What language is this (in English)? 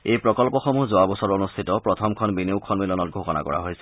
Assamese